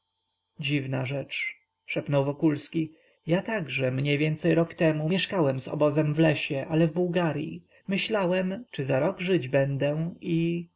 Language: Polish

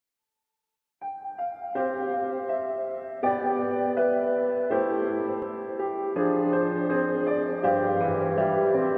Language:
Korean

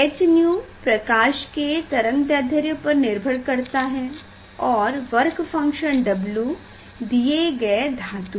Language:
Hindi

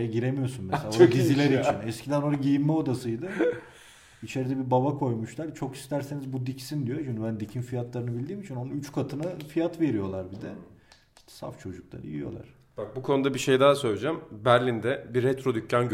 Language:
Turkish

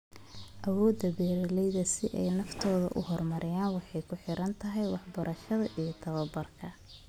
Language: Somali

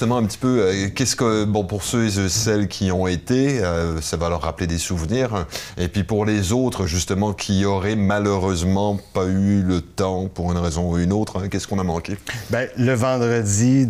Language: French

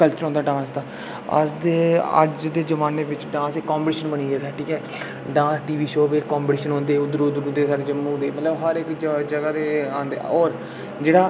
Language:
Dogri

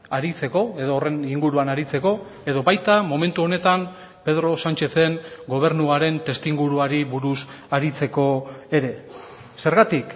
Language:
Basque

